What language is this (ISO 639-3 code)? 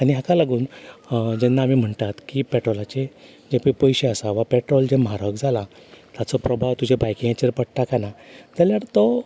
kok